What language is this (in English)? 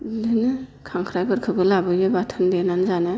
Bodo